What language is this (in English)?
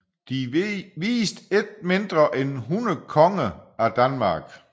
Danish